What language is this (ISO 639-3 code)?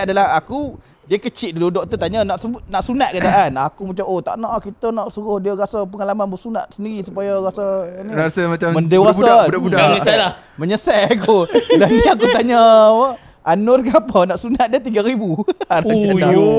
msa